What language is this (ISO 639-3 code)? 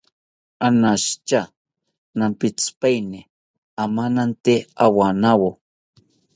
cpy